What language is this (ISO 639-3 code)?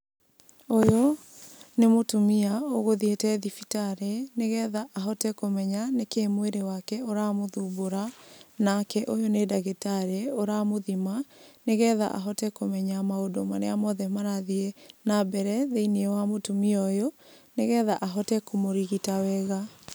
kik